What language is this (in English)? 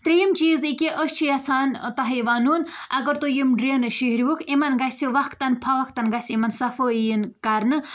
Kashmiri